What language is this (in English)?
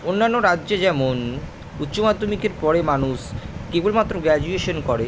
Bangla